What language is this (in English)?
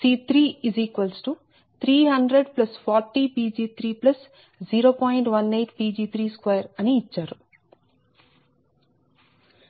Telugu